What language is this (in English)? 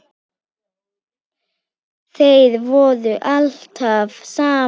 Icelandic